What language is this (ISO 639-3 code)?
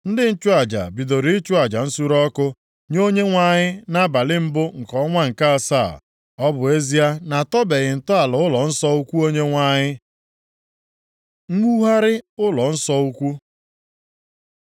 ibo